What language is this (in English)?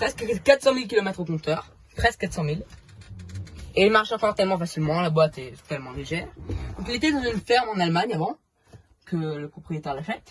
French